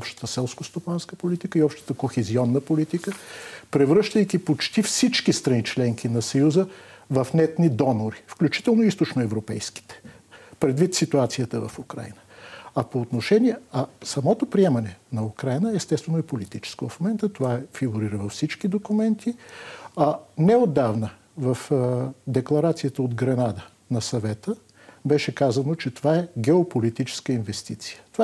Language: Bulgarian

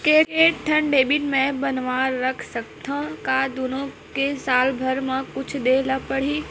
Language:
Chhattisgarhi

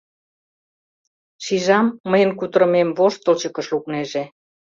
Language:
Mari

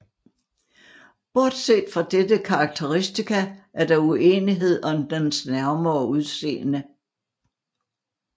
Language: Danish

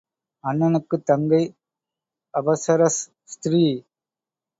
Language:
Tamil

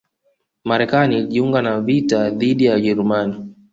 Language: Swahili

